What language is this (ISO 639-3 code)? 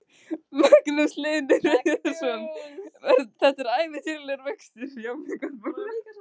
isl